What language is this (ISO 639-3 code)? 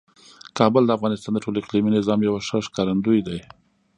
pus